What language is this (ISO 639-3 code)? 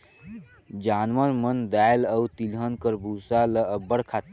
hne